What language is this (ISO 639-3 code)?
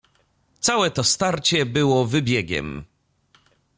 pol